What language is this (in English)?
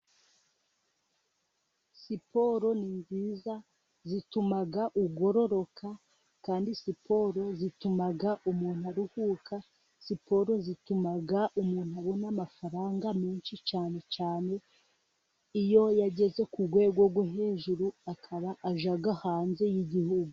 Kinyarwanda